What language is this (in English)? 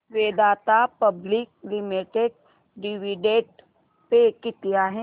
Marathi